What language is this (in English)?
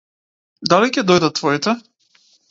Macedonian